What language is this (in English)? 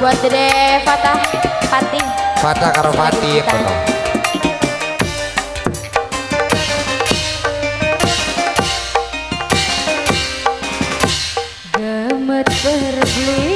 Indonesian